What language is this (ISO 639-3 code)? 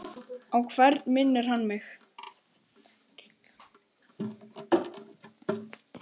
isl